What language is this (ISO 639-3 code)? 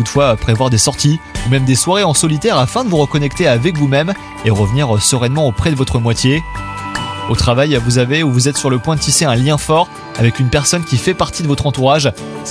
fra